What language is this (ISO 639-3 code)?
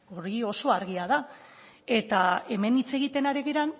eus